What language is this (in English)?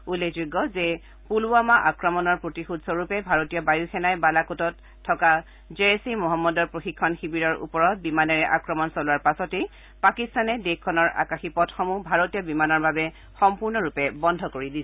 Assamese